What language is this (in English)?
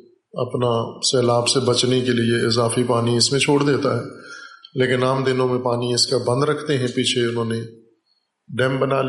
Urdu